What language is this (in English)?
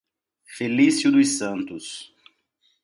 Portuguese